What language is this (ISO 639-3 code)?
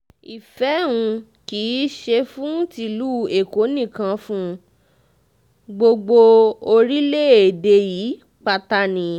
yor